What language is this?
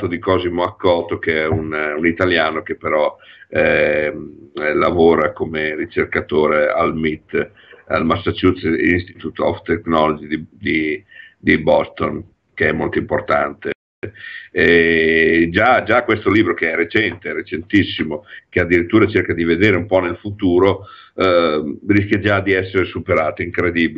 Italian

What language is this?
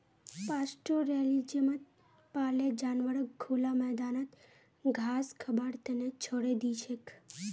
Magahi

